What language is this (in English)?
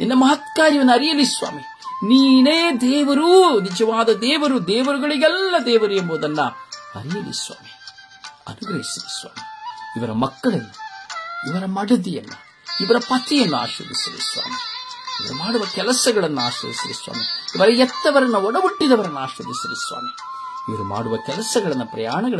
Korean